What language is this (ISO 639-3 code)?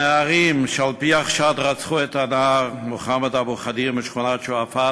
heb